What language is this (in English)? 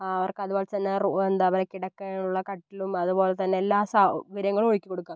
Malayalam